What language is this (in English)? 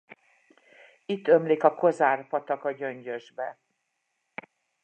Hungarian